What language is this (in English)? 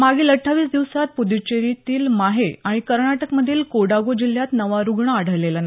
Marathi